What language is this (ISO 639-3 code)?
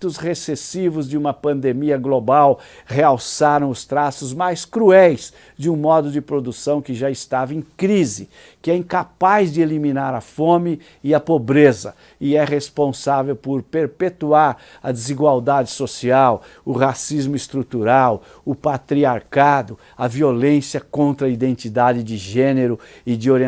por